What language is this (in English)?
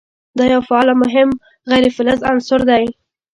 Pashto